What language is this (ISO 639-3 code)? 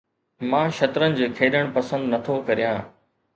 snd